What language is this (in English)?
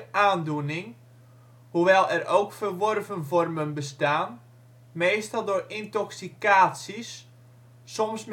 Dutch